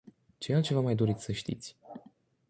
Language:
Romanian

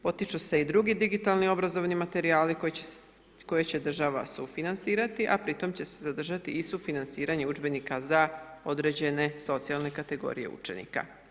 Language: Croatian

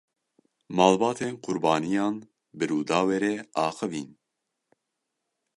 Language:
Kurdish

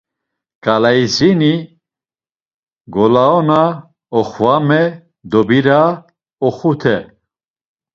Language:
Laz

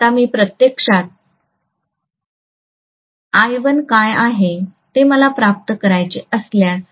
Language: Marathi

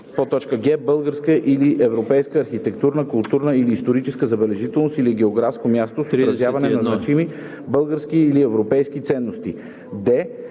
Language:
Bulgarian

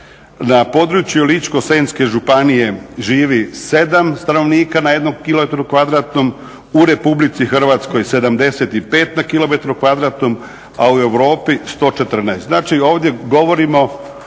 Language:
Croatian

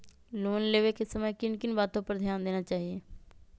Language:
Magahi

